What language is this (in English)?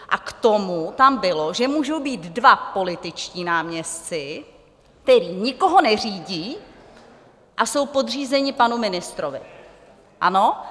Czech